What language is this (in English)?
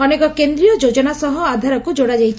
Odia